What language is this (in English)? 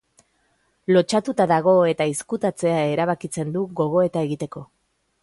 Basque